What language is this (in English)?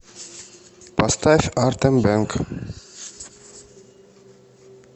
Russian